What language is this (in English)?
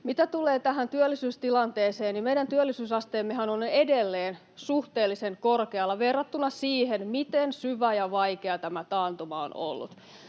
Finnish